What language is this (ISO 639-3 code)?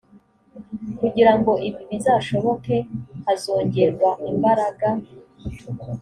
kin